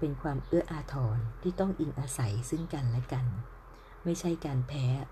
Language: Thai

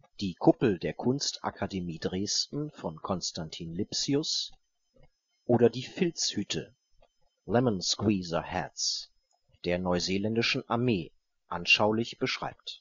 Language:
German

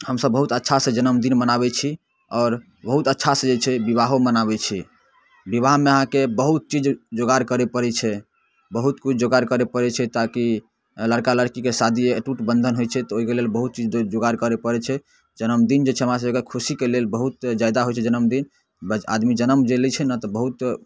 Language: Maithili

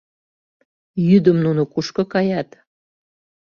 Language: Mari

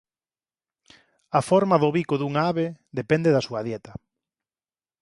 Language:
Galician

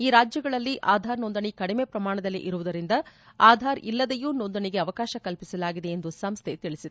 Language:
Kannada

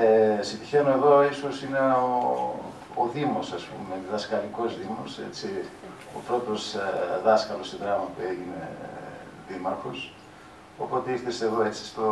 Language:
Greek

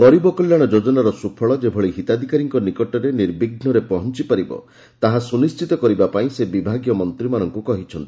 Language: Odia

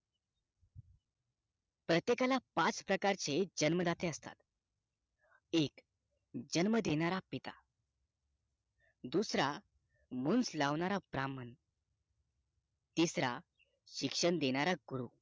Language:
Marathi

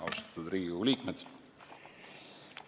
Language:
Estonian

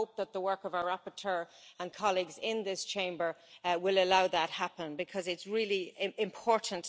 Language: English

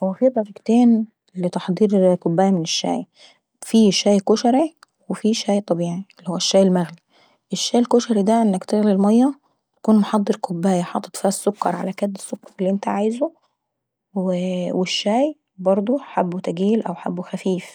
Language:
Saidi Arabic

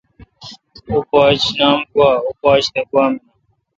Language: Kalkoti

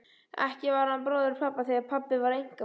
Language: Icelandic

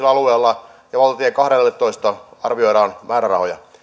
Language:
Finnish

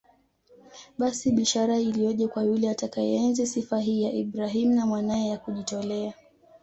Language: Swahili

